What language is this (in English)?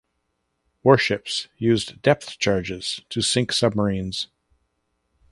English